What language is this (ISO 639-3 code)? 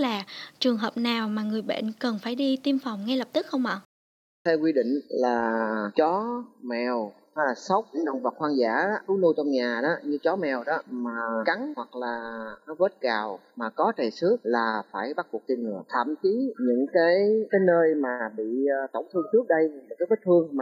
vie